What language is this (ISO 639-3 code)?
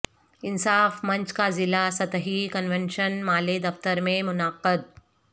urd